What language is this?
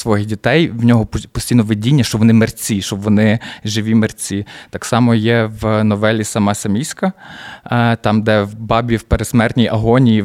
Ukrainian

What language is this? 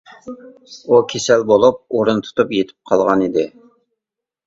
Uyghur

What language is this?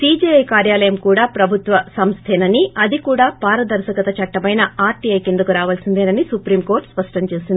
Telugu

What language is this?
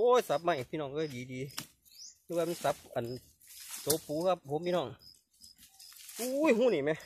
Thai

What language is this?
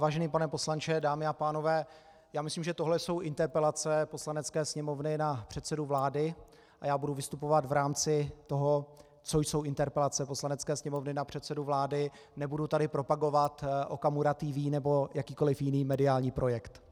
Czech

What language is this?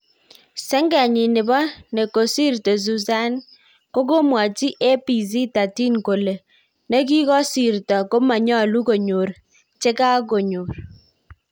Kalenjin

